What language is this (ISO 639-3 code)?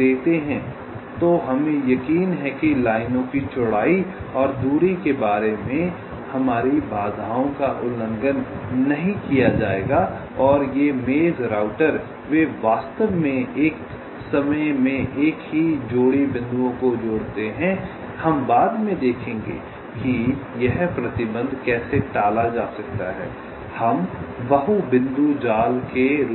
hin